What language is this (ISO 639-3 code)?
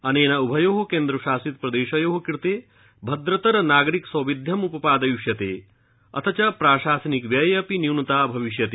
san